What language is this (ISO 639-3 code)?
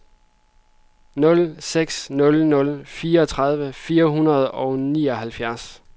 dan